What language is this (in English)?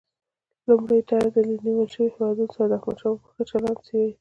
Pashto